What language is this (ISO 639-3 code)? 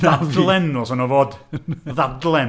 cym